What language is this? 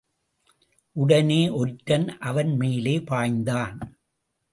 Tamil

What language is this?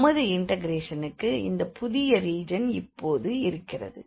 Tamil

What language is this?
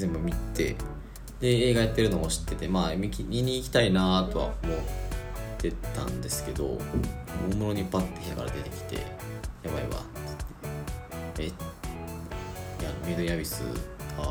Japanese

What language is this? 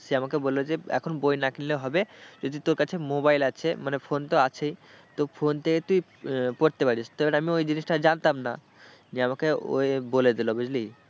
Bangla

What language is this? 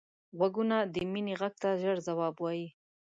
Pashto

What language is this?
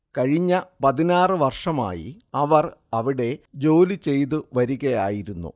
Malayalam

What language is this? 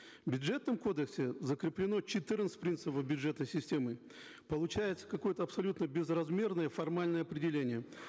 Kazakh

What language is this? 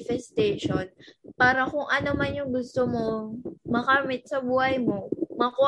Filipino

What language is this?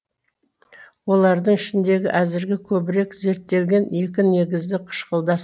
Kazakh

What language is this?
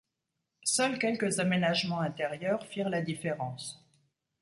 French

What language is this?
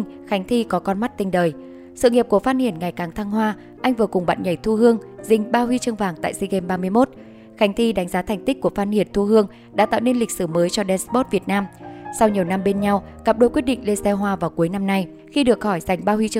Vietnamese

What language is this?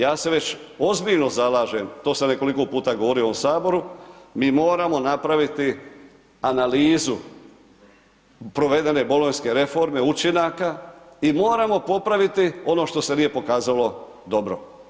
Croatian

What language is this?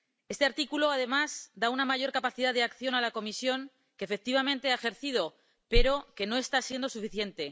Spanish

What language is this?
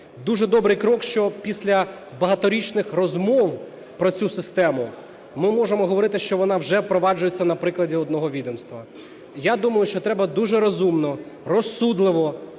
Ukrainian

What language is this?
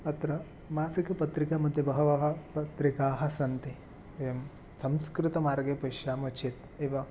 Sanskrit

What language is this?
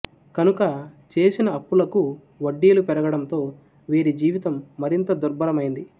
Telugu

